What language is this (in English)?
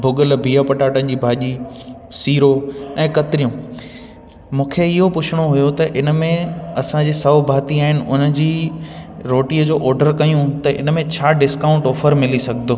Sindhi